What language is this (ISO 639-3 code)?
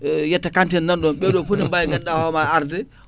ful